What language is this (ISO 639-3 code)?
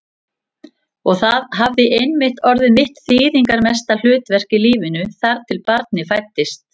isl